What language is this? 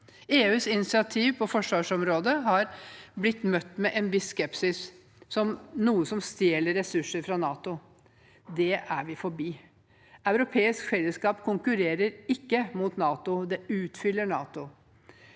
Norwegian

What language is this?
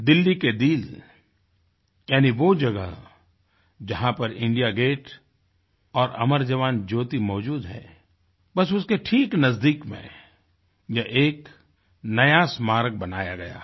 Hindi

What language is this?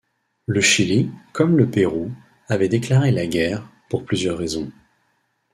French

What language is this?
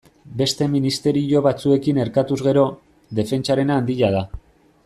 Basque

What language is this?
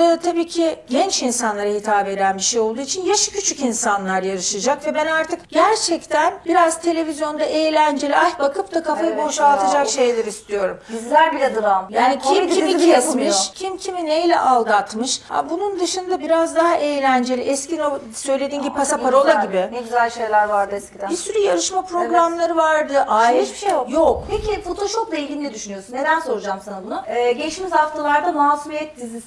Turkish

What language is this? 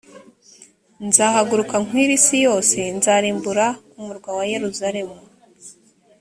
Kinyarwanda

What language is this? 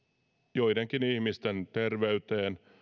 Finnish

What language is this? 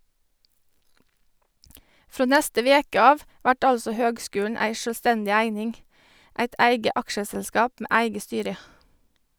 Norwegian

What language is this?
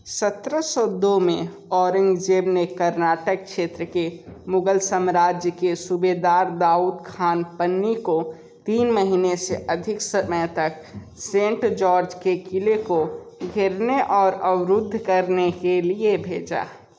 Hindi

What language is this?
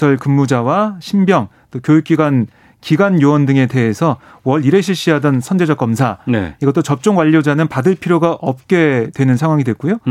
Korean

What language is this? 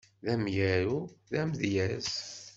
Kabyle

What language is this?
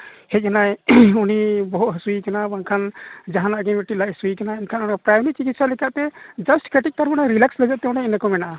Santali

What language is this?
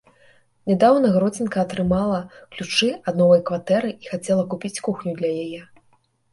Belarusian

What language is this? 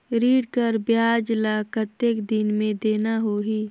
Chhattisgarhi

